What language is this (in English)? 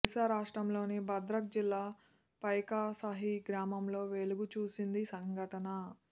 Telugu